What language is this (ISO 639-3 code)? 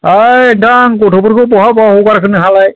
brx